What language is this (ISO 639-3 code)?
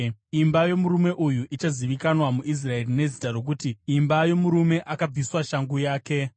sna